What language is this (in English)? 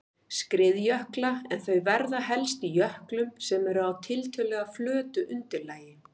Icelandic